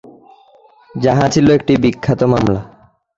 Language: Bangla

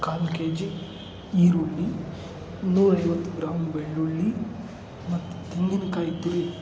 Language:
Kannada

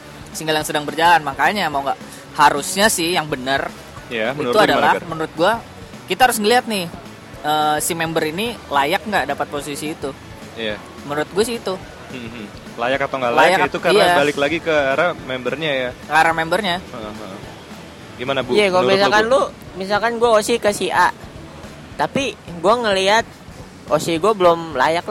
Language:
Indonesian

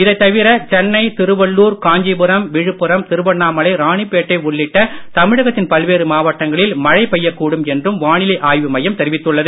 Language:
Tamil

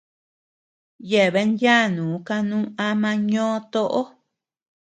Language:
Tepeuxila Cuicatec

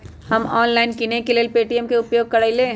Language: Magahi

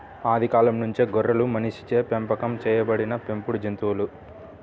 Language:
Telugu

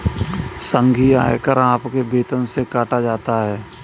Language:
Hindi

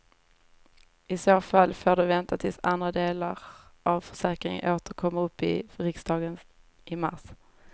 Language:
Swedish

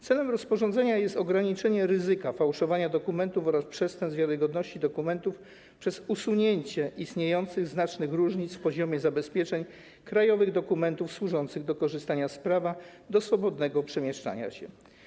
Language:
Polish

